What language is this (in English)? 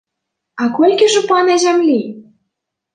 Belarusian